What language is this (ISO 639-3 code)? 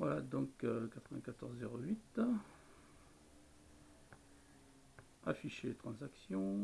fra